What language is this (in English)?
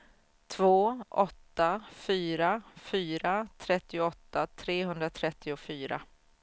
Swedish